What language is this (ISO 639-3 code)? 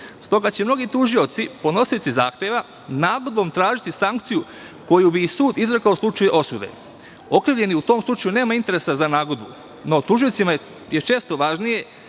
srp